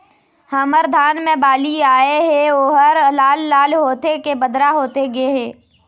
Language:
Chhattisgarhi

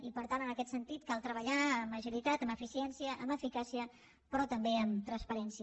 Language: Catalan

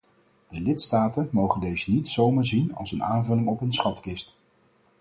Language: Dutch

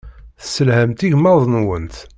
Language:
Kabyle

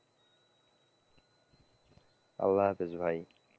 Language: Bangla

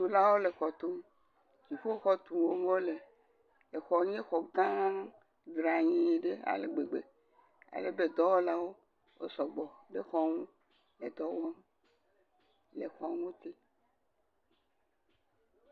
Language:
Ewe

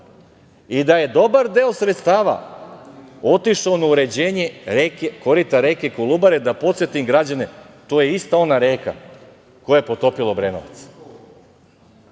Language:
Serbian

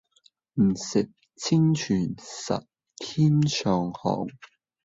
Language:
Cantonese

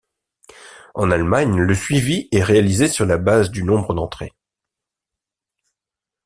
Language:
French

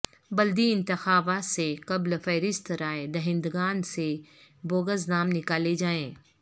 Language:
Urdu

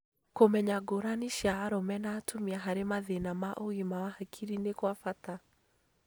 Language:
Kikuyu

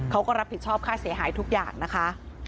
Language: Thai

